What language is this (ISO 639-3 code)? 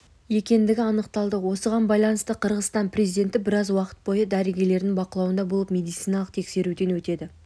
kaz